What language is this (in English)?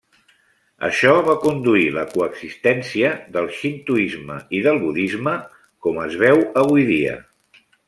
Catalan